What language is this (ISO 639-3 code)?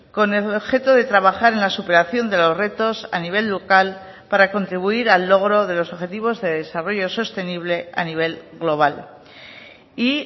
spa